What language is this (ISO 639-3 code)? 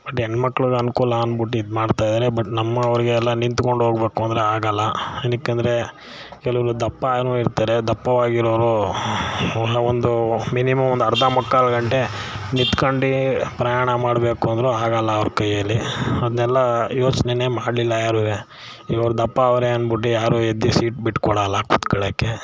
kan